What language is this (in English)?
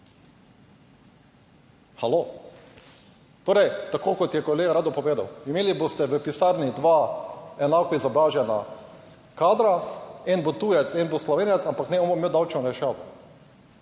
Slovenian